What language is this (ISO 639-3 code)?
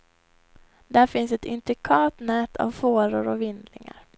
swe